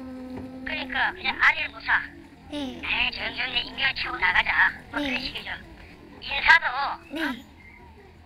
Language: Korean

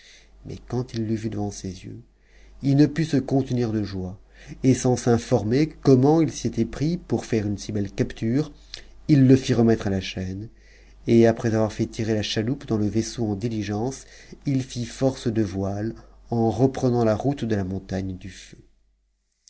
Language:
French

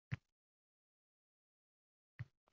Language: Uzbek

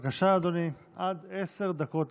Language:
Hebrew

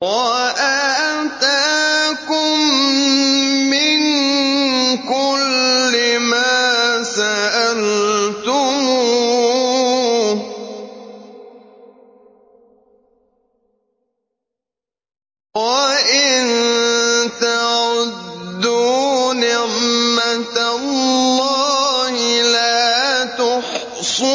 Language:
Arabic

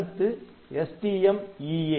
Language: Tamil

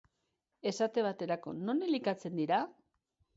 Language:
Basque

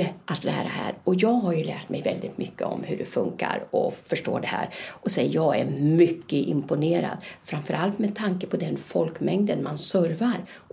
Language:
Swedish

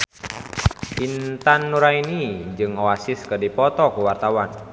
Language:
Sundanese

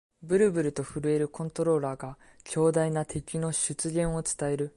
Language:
Japanese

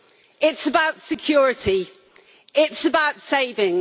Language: English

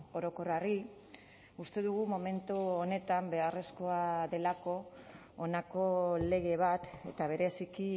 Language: Basque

